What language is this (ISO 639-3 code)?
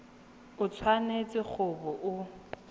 tsn